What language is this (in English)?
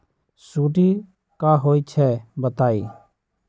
Magahi